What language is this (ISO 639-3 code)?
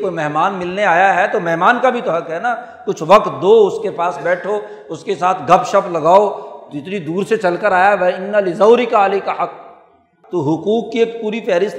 urd